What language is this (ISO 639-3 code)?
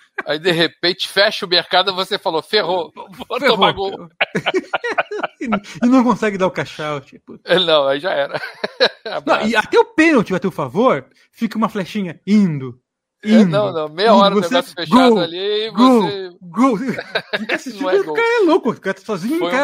por